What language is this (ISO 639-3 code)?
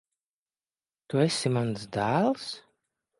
lav